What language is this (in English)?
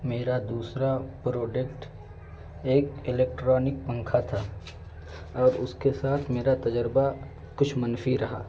Urdu